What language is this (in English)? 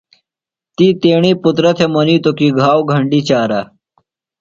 Phalura